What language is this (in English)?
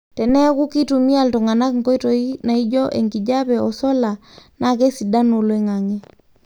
Masai